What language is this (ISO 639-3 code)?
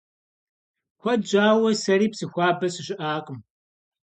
kbd